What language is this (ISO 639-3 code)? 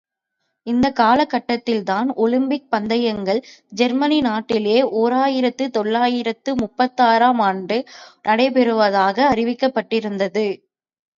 tam